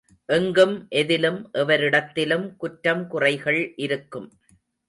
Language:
Tamil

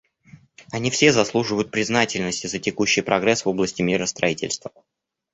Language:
Russian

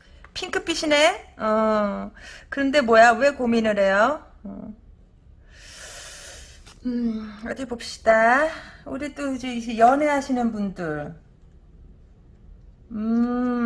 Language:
Korean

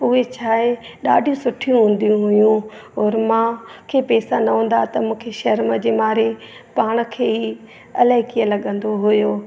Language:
Sindhi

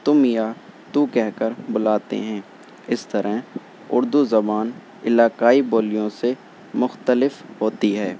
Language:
Urdu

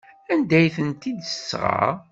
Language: Kabyle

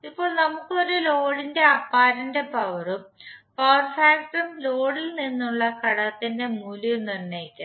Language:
Malayalam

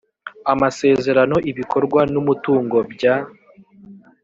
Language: Kinyarwanda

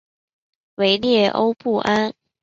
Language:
Chinese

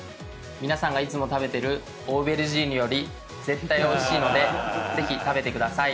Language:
Japanese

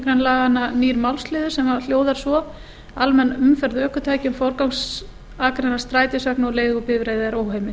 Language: Icelandic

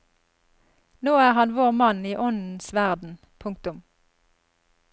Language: Norwegian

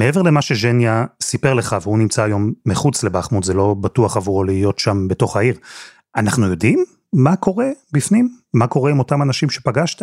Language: Hebrew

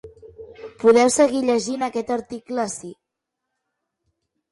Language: Catalan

